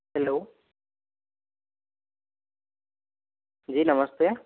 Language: Hindi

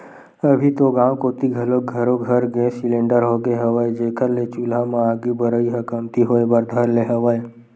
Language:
Chhattisgarhi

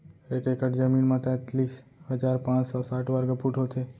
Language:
Chhattisgarhi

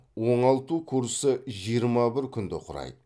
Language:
Kazakh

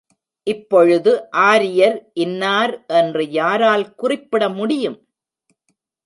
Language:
Tamil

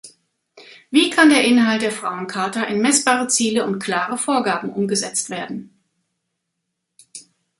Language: German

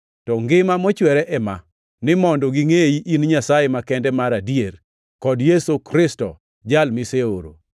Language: Luo (Kenya and Tanzania)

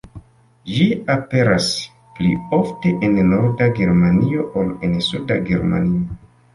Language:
Esperanto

